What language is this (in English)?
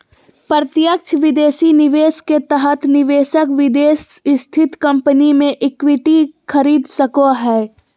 Magahi